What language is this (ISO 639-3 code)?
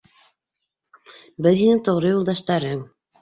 bak